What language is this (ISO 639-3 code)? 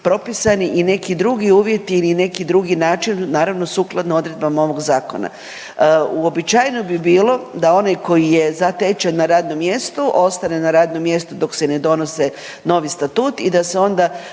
hrv